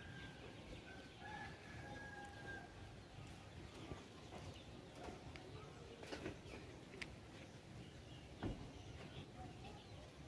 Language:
Indonesian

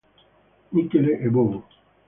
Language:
Italian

